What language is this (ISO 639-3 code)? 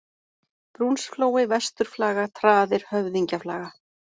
isl